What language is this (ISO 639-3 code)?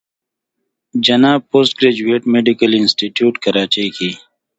pus